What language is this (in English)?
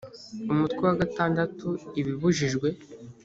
Kinyarwanda